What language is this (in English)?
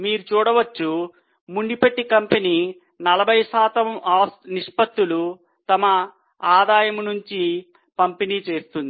Telugu